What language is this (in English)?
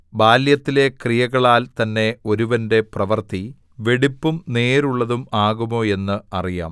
Malayalam